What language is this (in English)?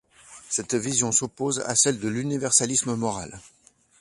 French